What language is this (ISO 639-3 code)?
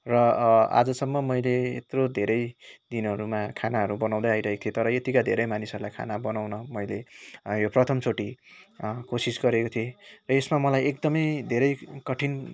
nep